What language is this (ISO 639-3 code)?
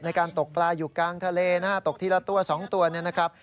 tha